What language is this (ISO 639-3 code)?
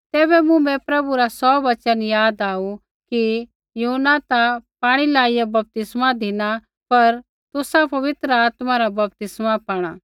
kfx